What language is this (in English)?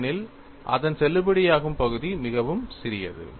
Tamil